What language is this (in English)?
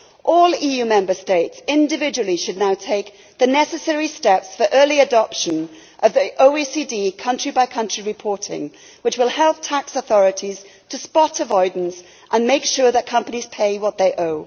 English